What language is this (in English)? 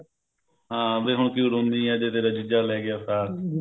Punjabi